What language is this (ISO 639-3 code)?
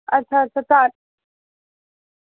doi